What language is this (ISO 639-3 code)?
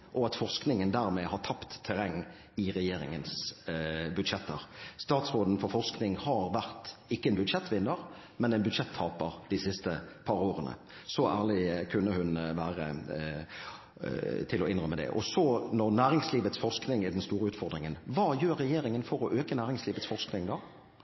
nob